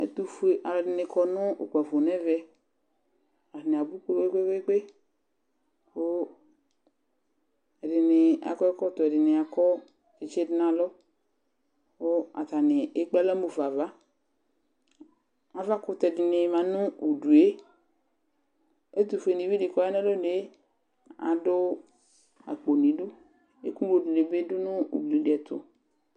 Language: Ikposo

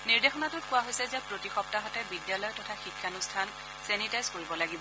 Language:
Assamese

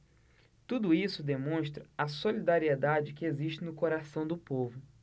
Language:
Portuguese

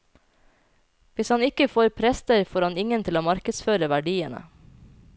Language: Norwegian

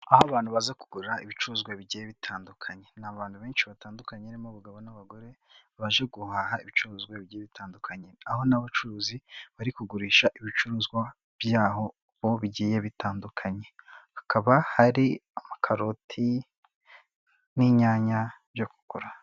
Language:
Kinyarwanda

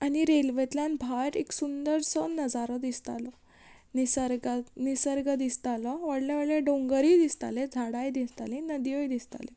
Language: Konkani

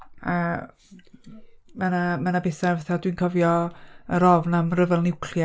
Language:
Welsh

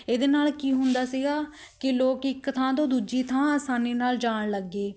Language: Punjabi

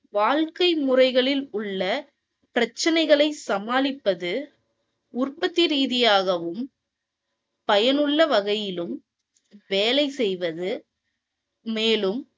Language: Tamil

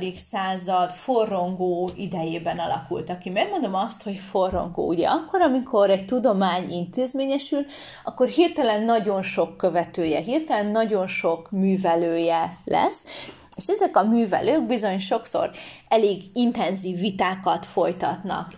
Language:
Hungarian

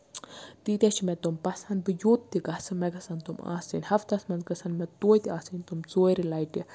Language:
Kashmiri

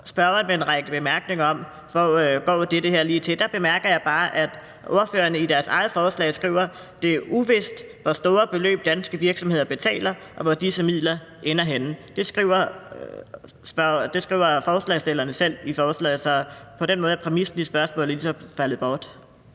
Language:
Danish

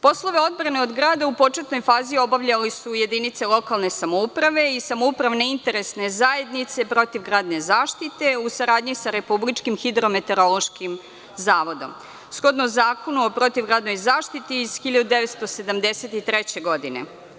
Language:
Serbian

